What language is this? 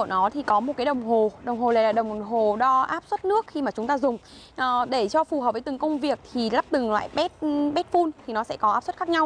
Vietnamese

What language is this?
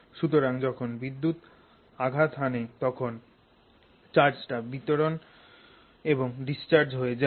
Bangla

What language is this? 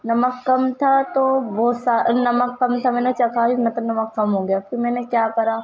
Urdu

